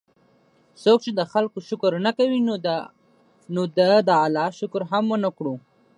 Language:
Pashto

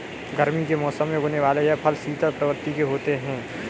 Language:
Hindi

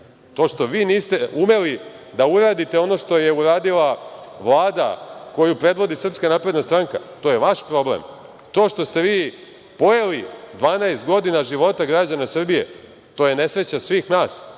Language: Serbian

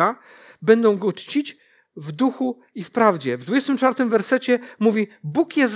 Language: Polish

